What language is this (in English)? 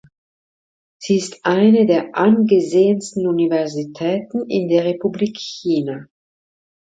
German